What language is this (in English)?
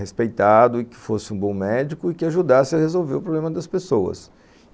Portuguese